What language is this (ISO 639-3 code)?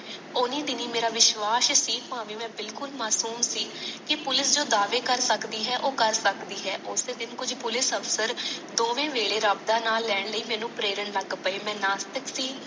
pan